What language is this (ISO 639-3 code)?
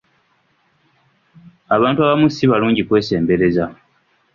lug